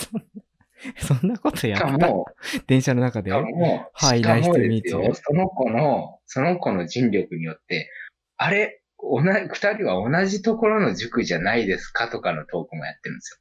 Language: Japanese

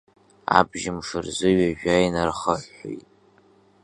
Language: Abkhazian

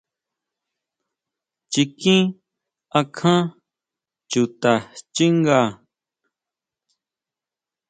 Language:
Huautla Mazatec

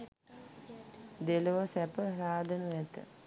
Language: Sinhala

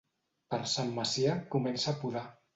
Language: Catalan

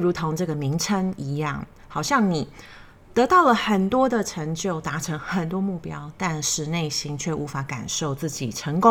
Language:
Chinese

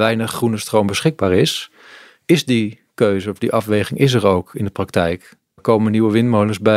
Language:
Dutch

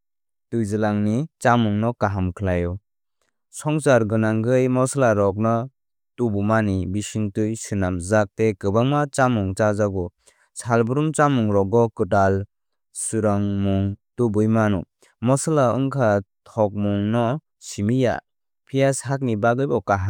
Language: Kok Borok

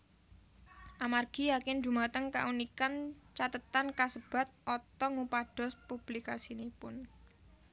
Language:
Javanese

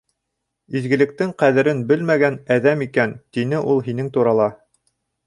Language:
Bashkir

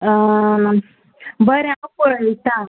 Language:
Konkani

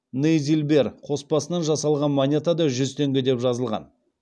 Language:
Kazakh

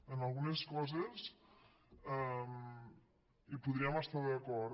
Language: Catalan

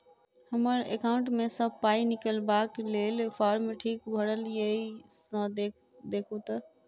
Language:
Maithili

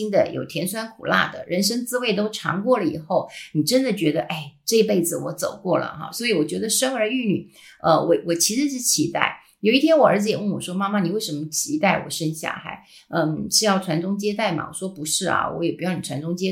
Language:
Chinese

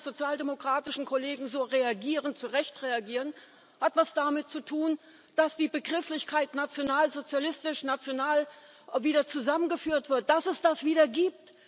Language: German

